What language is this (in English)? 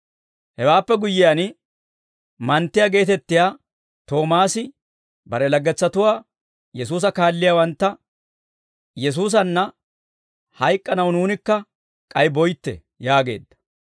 Dawro